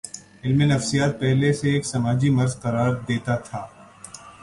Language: Urdu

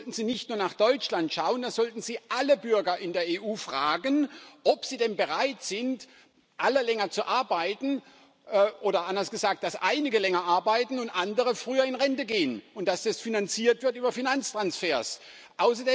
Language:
German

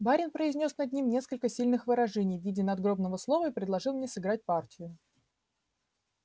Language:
Russian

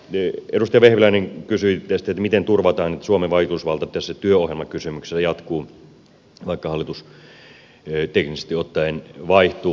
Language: Finnish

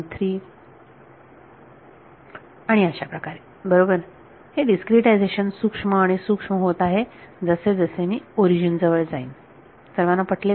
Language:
Marathi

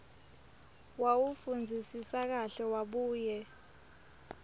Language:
Swati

